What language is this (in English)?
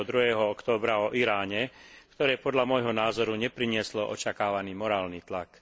Slovak